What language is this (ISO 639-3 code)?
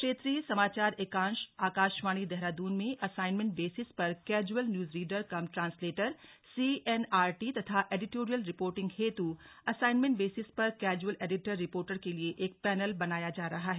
hin